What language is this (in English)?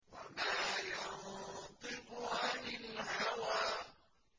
Arabic